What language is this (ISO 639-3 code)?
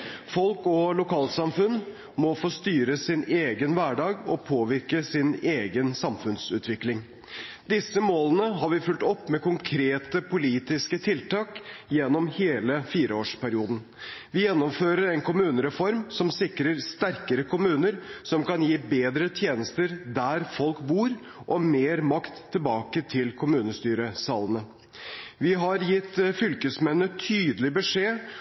nob